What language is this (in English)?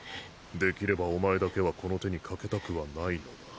Japanese